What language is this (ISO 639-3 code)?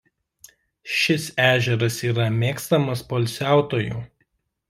lit